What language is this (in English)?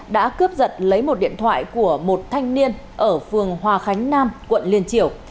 Vietnamese